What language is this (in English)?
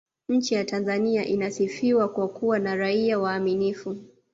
Swahili